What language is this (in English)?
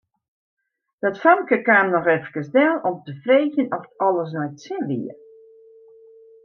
Western Frisian